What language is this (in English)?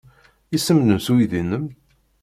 Kabyle